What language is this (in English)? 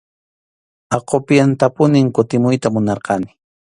Arequipa-La Unión Quechua